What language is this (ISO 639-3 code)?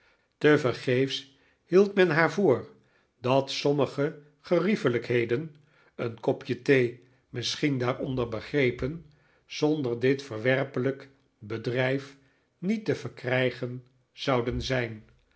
nld